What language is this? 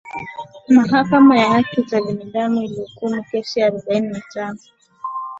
Swahili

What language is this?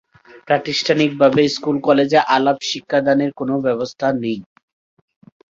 Bangla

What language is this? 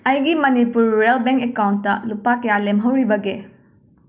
Manipuri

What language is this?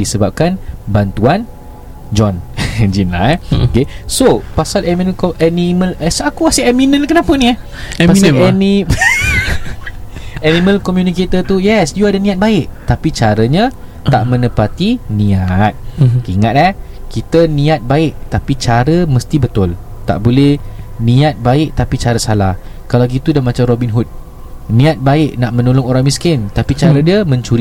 Malay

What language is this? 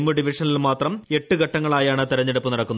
Malayalam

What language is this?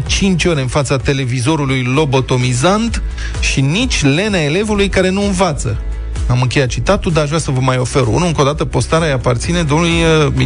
Romanian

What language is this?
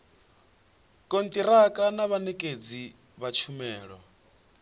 Venda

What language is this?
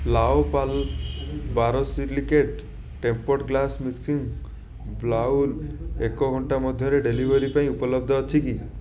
Odia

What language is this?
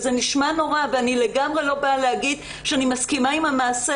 Hebrew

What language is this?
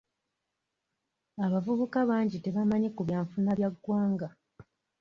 Ganda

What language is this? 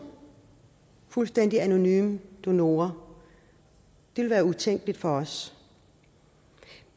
Danish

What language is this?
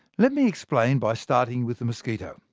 English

